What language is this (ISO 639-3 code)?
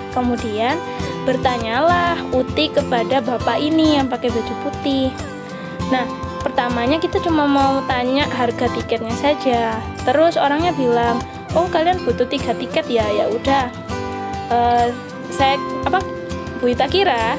ind